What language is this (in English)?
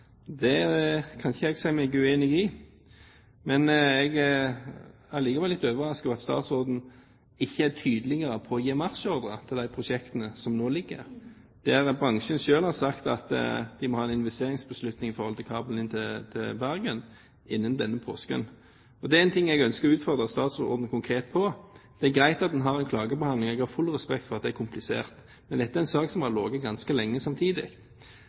Norwegian Bokmål